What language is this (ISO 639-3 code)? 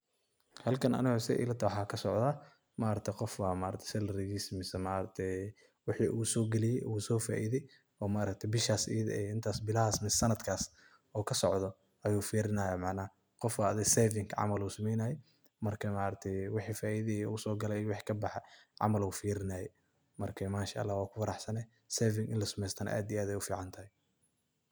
som